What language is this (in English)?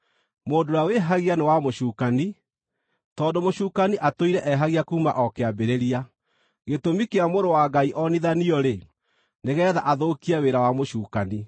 Kikuyu